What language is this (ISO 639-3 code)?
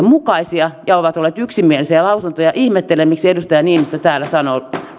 fin